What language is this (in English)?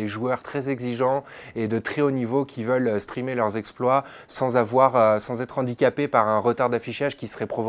French